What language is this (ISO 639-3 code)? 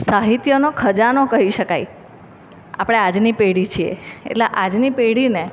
guj